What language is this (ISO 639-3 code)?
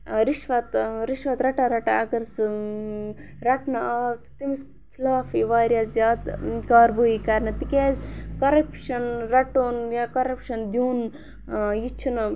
kas